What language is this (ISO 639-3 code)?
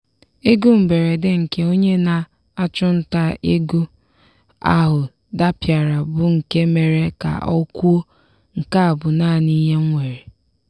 ibo